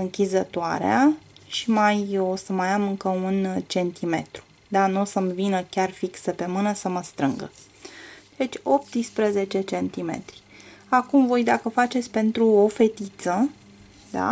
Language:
Romanian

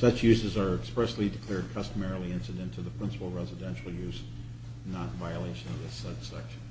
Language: English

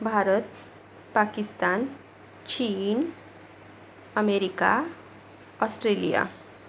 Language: Marathi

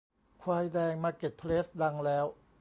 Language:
Thai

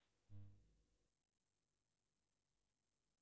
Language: Russian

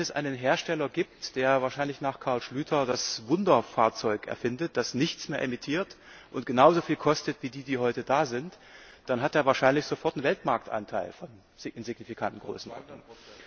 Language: German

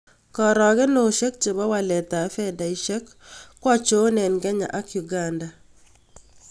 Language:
Kalenjin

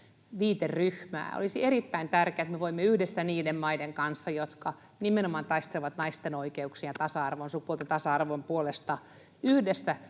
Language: Finnish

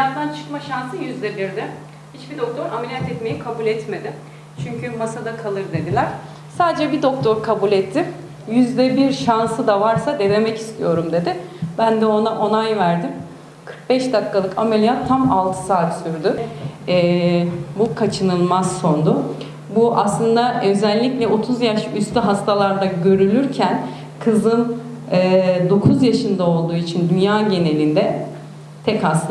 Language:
Turkish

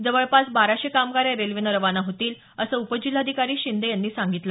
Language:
Marathi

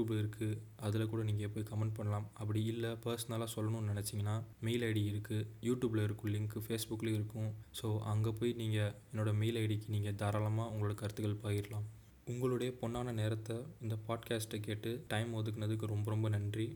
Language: Tamil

